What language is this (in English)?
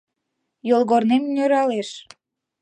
Mari